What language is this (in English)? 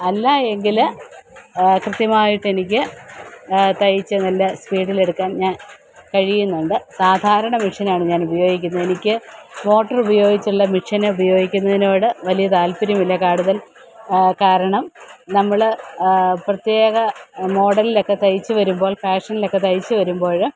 Malayalam